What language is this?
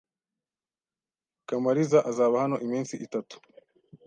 Kinyarwanda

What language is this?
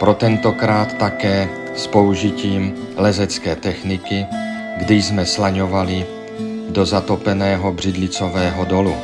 Czech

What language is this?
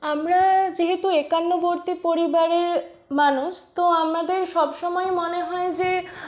Bangla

